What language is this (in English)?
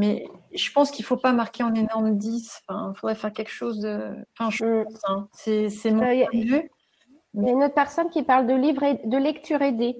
French